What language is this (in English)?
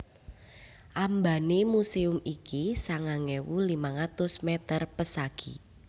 Javanese